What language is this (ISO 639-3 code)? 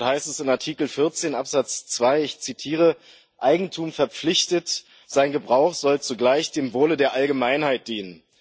deu